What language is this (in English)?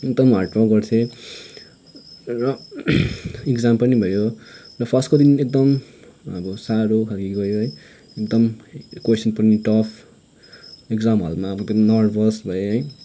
Nepali